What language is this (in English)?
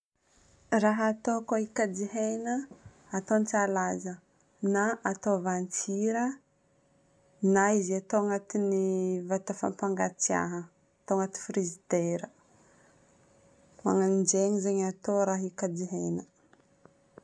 Northern Betsimisaraka Malagasy